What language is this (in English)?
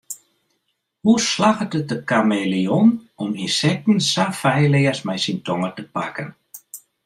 Western Frisian